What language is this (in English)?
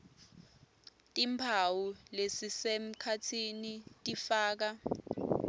Swati